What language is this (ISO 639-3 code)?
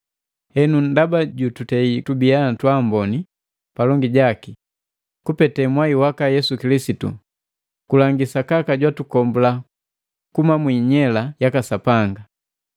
mgv